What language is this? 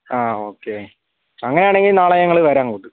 Malayalam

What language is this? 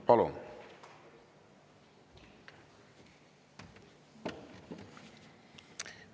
Estonian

